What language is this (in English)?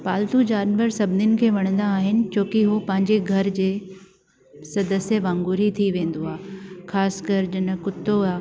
Sindhi